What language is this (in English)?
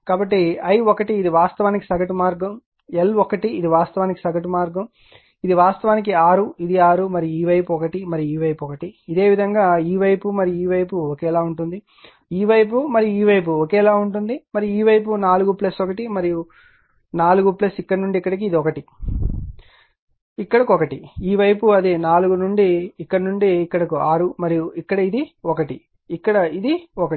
Telugu